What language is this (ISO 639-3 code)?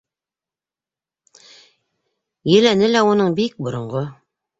bak